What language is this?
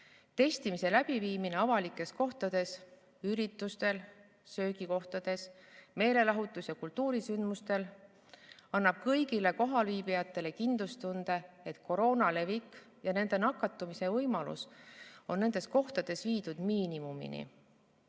Estonian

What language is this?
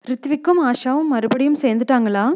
Tamil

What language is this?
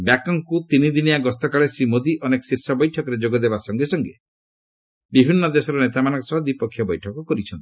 Odia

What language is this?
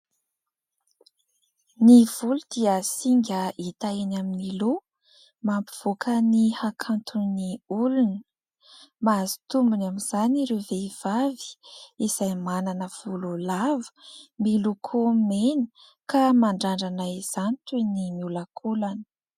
Malagasy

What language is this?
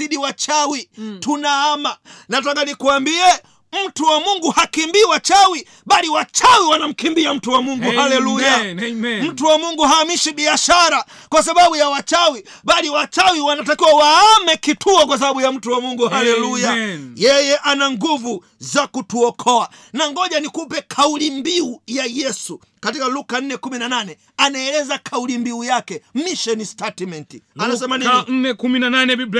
Swahili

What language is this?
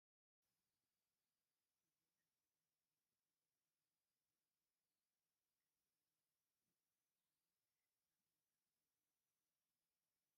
Tigrinya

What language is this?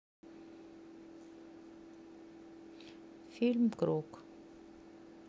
Russian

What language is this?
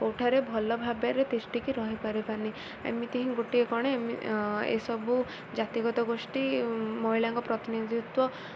Odia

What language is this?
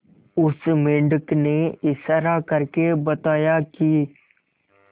Hindi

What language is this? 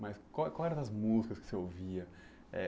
Portuguese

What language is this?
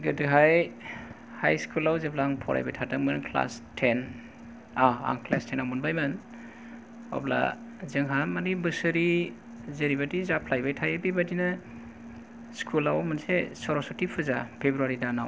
Bodo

